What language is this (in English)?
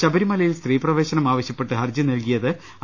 Malayalam